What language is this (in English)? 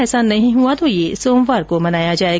Hindi